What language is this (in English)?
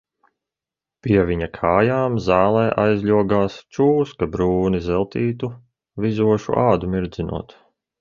Latvian